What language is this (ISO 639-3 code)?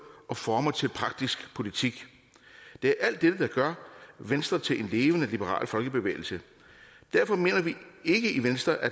dan